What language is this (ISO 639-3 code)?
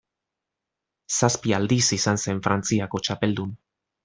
eus